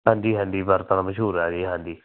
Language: Punjabi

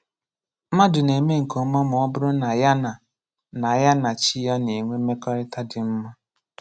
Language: Igbo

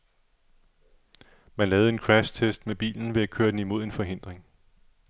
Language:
Danish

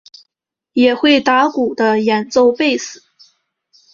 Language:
Chinese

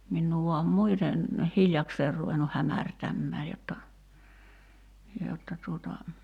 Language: Finnish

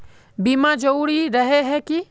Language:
Magahi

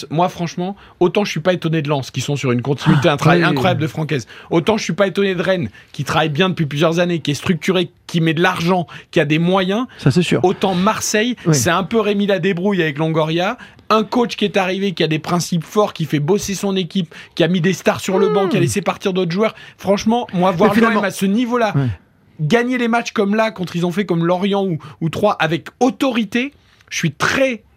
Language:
French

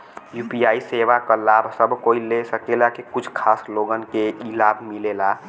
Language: Bhojpuri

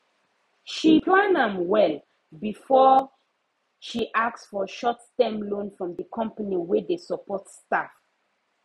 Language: Nigerian Pidgin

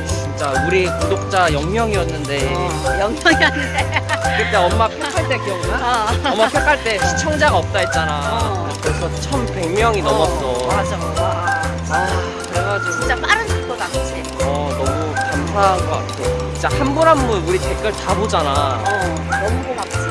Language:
Korean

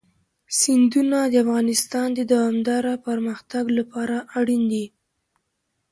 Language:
Pashto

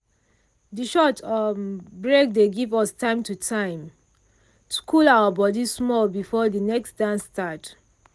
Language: Nigerian Pidgin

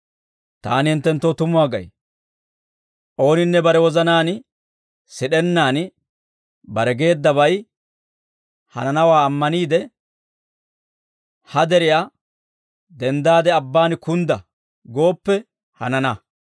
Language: Dawro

